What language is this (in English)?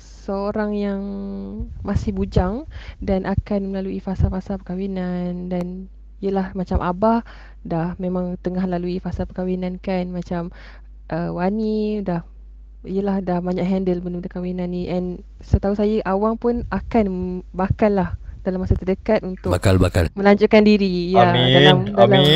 Malay